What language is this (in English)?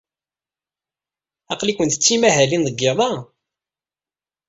Kabyle